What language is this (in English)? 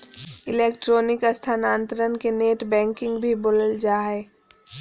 Magahi